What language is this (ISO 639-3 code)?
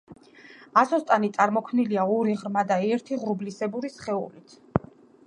kat